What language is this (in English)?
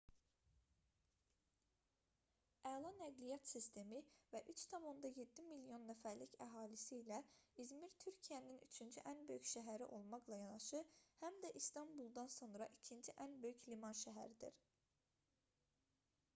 Azerbaijani